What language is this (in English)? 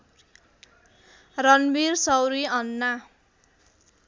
Nepali